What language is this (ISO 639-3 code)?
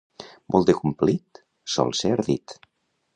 cat